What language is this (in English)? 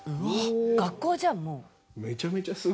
Japanese